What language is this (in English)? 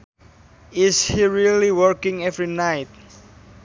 Sundanese